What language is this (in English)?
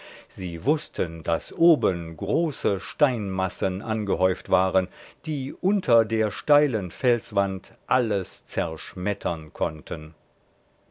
German